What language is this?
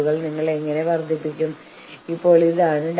Malayalam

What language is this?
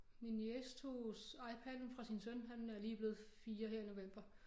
Danish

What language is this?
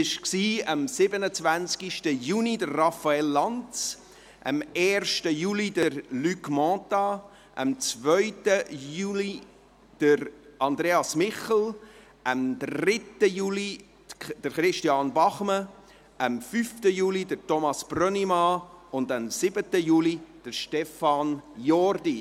Swiss German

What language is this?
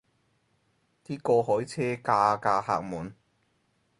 Cantonese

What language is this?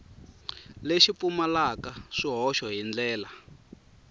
Tsonga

